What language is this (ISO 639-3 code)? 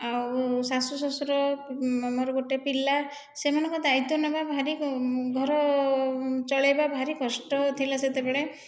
ori